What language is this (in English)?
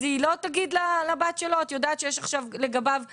Hebrew